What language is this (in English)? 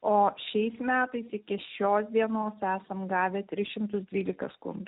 Lithuanian